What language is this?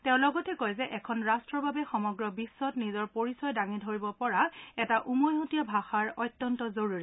Assamese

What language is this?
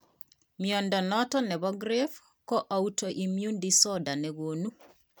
Kalenjin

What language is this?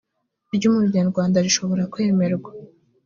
Kinyarwanda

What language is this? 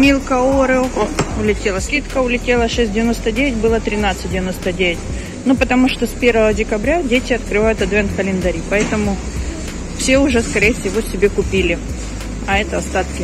Russian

